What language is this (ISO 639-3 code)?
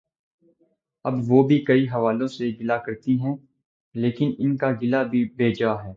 urd